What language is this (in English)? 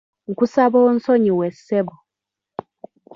Ganda